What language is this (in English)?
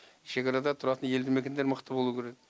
Kazakh